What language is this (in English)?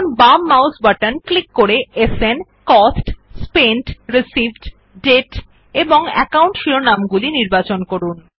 Bangla